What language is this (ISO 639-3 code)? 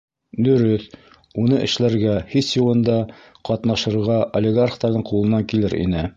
bak